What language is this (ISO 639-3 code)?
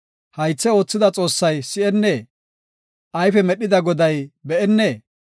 gof